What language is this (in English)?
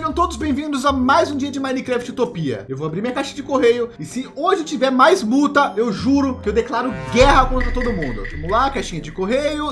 Portuguese